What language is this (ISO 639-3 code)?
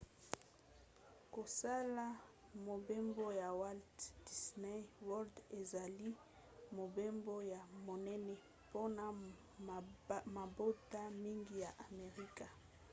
lin